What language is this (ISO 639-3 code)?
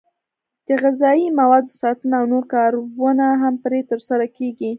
pus